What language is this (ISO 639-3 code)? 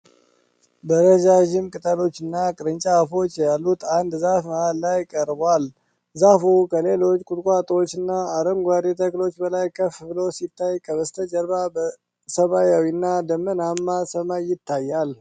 amh